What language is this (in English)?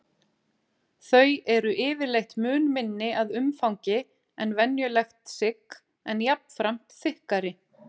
Icelandic